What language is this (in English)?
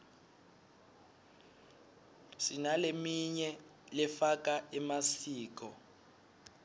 Swati